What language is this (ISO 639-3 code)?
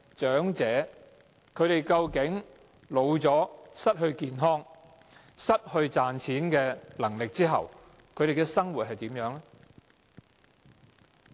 yue